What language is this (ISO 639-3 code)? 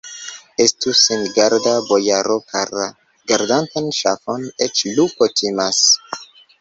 epo